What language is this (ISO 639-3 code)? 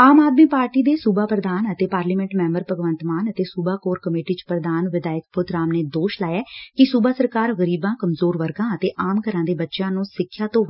pan